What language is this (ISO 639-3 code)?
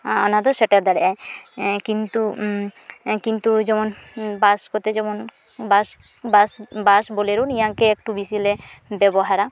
sat